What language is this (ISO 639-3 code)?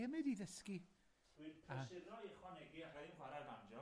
cym